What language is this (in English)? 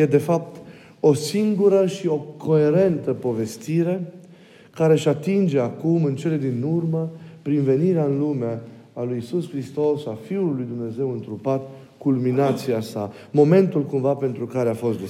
Romanian